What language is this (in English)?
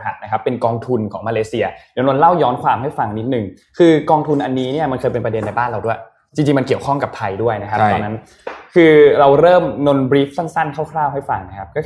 Thai